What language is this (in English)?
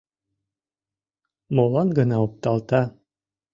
Mari